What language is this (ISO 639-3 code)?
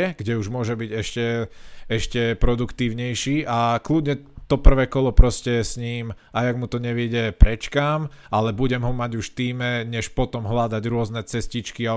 slk